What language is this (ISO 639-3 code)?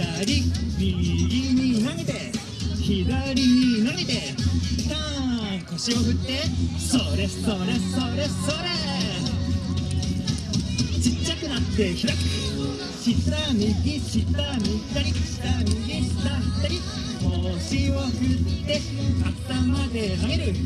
jpn